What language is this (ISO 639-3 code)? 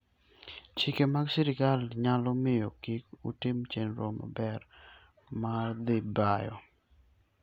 luo